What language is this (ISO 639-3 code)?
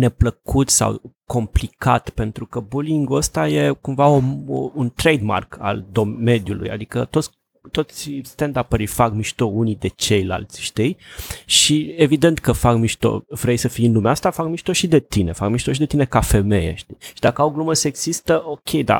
ron